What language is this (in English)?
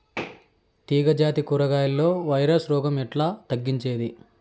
Telugu